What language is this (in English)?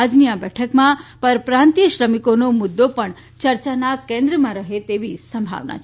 Gujarati